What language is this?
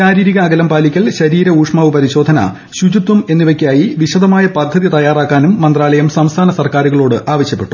Malayalam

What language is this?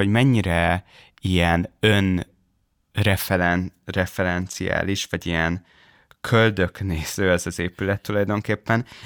Hungarian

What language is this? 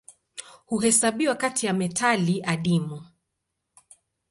Swahili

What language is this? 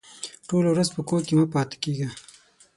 Pashto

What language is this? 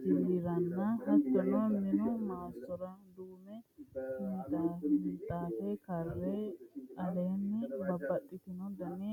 Sidamo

